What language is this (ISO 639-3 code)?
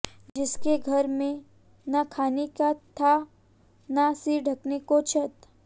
hin